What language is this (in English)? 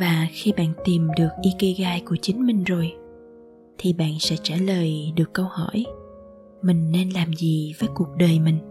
Vietnamese